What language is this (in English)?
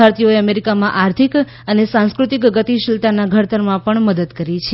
Gujarati